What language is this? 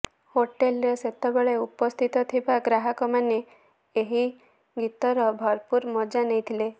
Odia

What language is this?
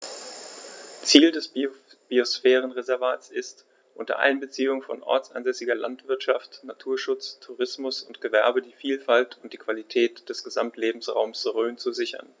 German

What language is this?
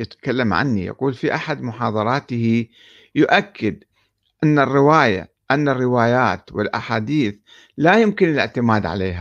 Arabic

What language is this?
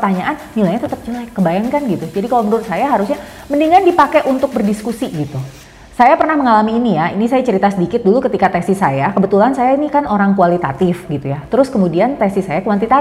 Indonesian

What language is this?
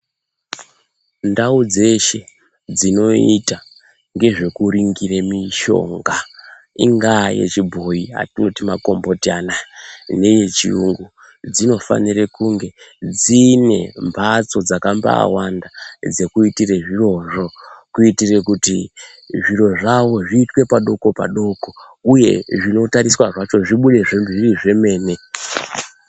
Ndau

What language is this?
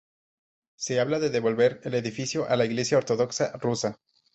Spanish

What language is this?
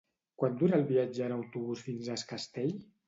Catalan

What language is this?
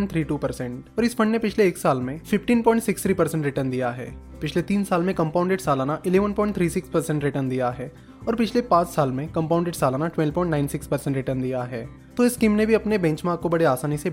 Hindi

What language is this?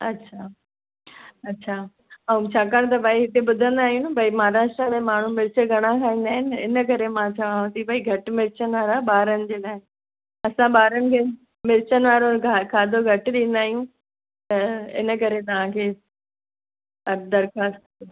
Sindhi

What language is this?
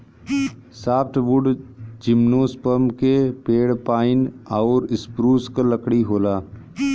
Bhojpuri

